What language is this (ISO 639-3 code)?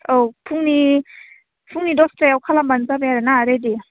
brx